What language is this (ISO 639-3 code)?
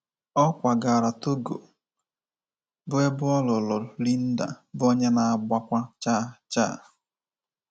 ibo